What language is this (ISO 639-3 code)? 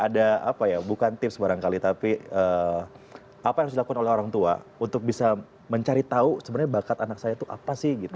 ind